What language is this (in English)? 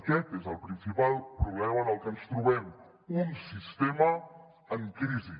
Catalan